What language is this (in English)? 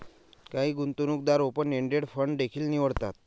Marathi